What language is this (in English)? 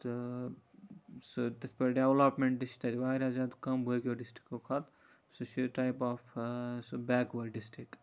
Kashmiri